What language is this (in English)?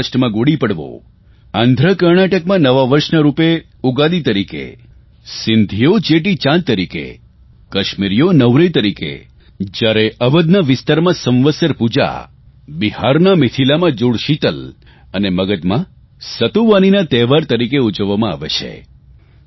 Gujarati